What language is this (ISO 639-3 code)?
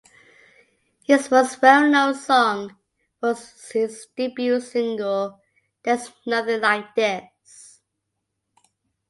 eng